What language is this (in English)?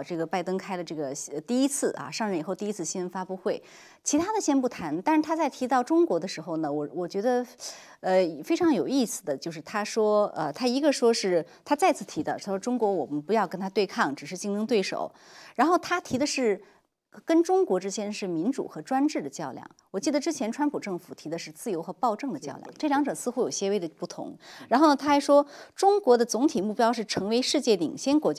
Chinese